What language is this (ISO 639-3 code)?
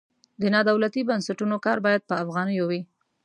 pus